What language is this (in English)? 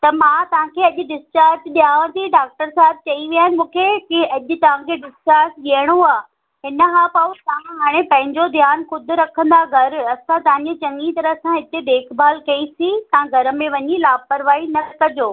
Sindhi